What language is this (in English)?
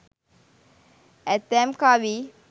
Sinhala